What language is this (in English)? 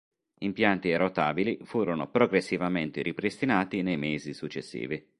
Italian